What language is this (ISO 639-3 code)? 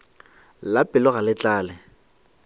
nso